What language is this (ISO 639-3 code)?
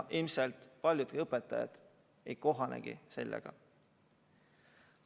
est